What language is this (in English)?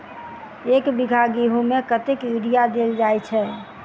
Maithili